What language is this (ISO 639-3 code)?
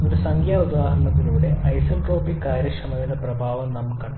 mal